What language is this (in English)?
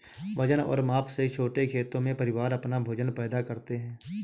Hindi